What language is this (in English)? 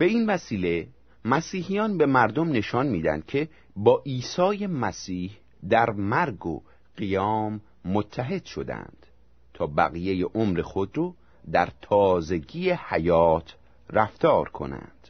Persian